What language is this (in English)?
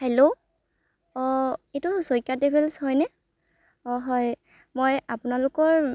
Assamese